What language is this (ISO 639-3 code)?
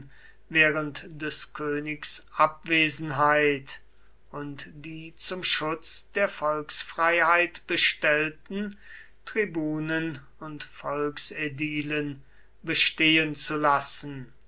deu